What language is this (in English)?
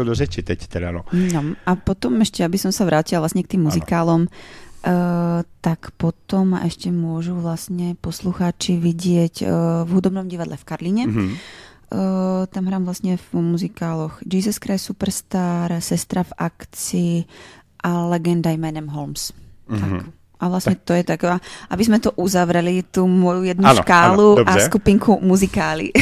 Czech